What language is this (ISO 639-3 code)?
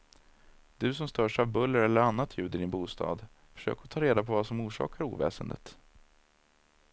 swe